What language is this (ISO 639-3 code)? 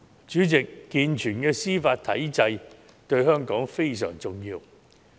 yue